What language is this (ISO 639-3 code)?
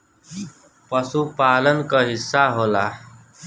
bho